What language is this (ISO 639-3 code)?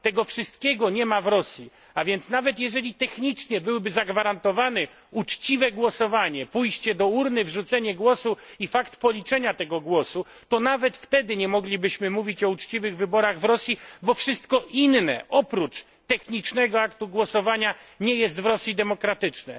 pol